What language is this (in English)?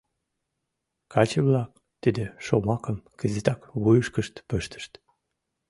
Mari